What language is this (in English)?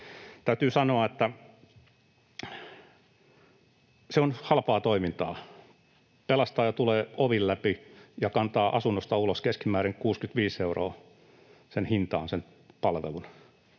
Finnish